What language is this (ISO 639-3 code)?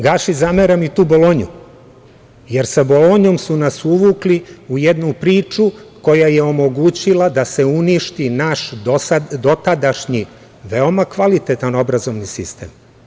srp